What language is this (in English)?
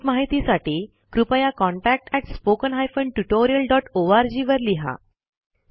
Marathi